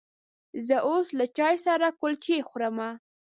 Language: Pashto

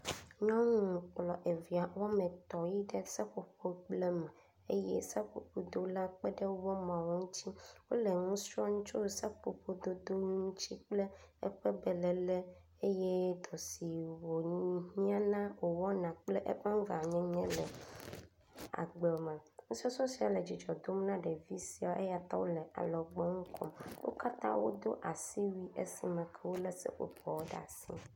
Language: Ewe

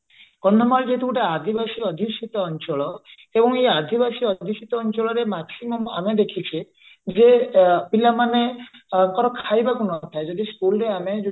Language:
Odia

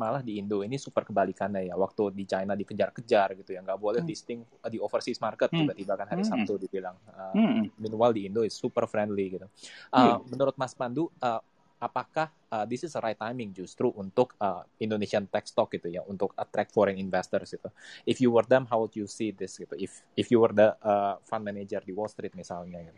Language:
Indonesian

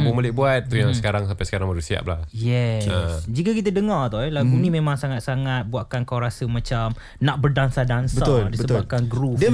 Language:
Malay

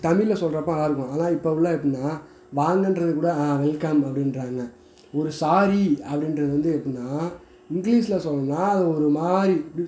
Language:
Tamil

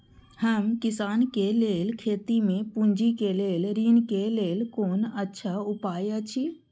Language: Maithili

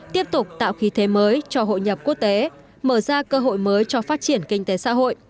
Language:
Vietnamese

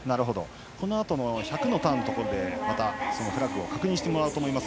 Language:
Japanese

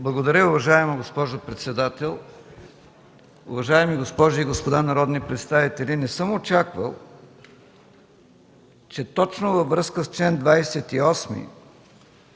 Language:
Bulgarian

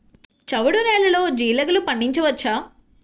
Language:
Telugu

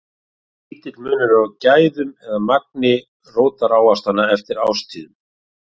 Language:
Icelandic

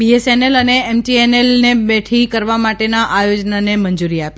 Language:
Gujarati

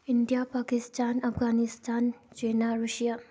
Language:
Manipuri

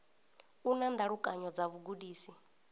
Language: Venda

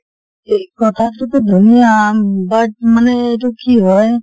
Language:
Assamese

